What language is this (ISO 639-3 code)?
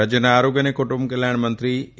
guj